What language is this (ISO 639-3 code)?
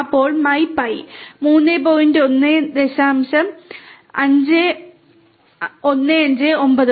mal